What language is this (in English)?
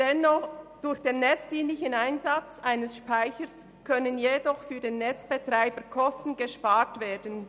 Swiss German